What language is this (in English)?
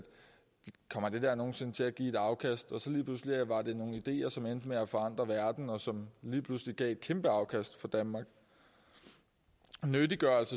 Danish